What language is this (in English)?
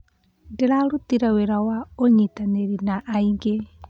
Kikuyu